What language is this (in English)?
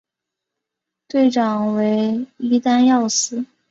Chinese